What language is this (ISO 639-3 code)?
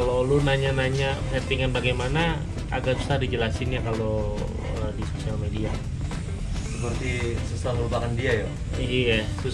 ind